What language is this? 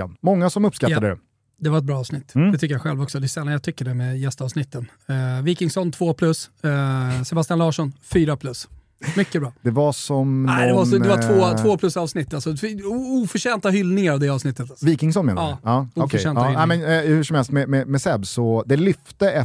Swedish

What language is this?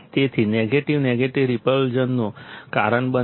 Gujarati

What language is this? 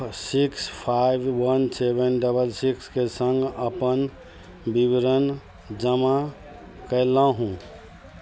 Maithili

